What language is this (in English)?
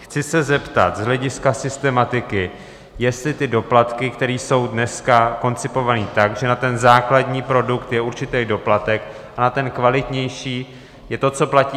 Czech